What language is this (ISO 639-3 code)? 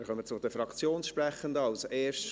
gsw